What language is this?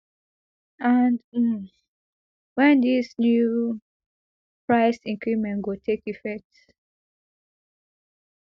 Nigerian Pidgin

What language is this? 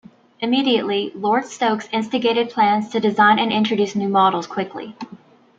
English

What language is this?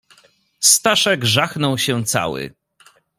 Polish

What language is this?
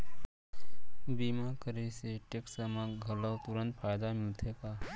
Chhattisgarhi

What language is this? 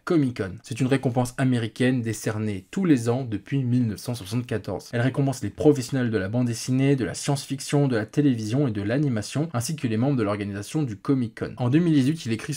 French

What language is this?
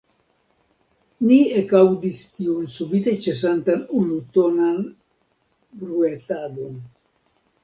Esperanto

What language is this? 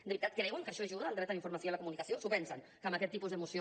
Catalan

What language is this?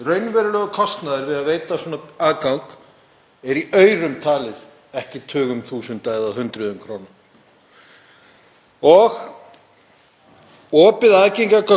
Icelandic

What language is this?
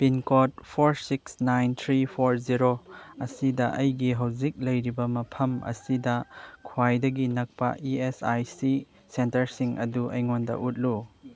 Manipuri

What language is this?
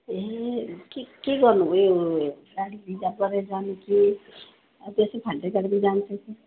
Nepali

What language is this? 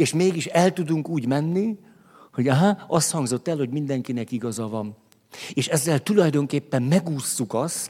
Hungarian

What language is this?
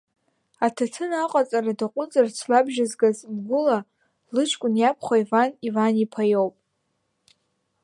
Abkhazian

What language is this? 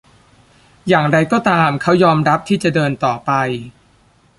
Thai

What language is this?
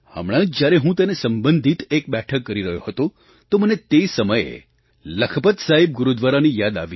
Gujarati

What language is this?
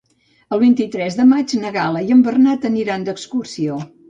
Catalan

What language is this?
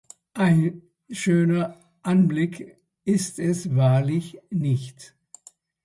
German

